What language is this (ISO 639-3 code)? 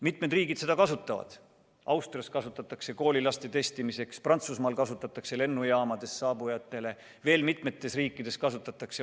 est